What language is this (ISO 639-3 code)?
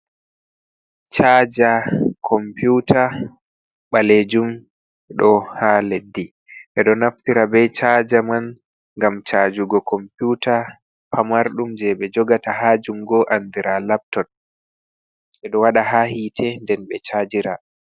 ful